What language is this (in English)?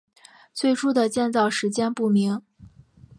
Chinese